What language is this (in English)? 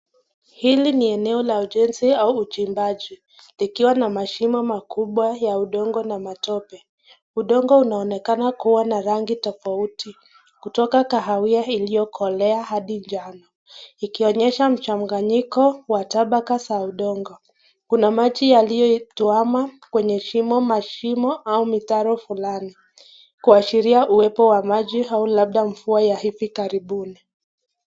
Swahili